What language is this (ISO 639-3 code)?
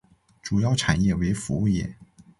zho